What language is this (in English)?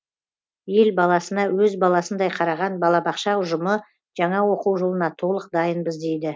Kazakh